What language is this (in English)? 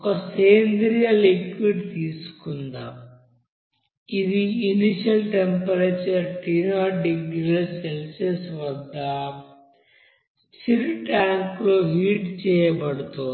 Telugu